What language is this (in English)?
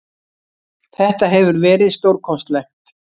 Icelandic